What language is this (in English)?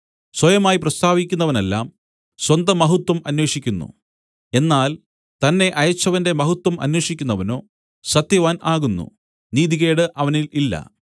Malayalam